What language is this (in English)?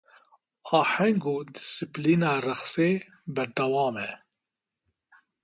Kurdish